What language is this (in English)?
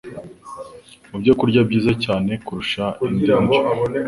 Kinyarwanda